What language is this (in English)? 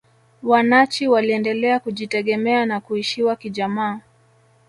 Swahili